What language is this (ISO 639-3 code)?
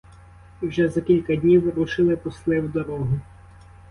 ukr